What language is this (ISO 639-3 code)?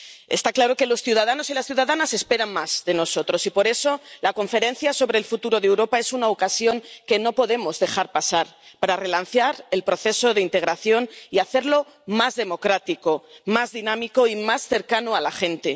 spa